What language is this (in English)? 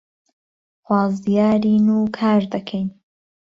Central Kurdish